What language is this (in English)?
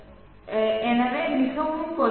Tamil